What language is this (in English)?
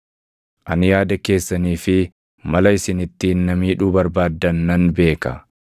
Oromo